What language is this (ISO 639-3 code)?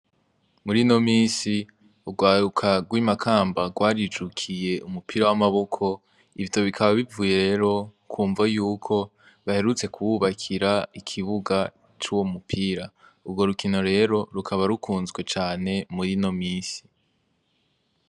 run